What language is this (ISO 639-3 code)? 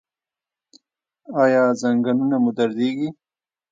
pus